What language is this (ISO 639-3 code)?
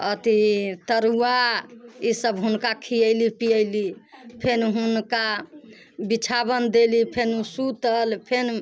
mai